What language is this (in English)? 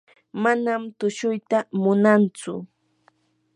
Yanahuanca Pasco Quechua